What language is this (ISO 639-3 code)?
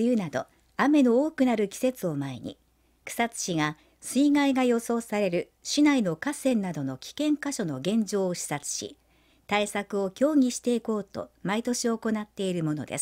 jpn